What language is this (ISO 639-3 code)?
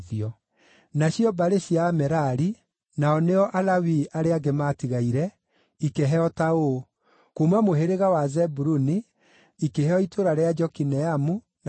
kik